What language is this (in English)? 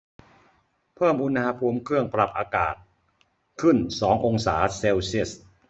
Thai